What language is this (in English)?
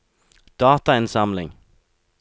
Norwegian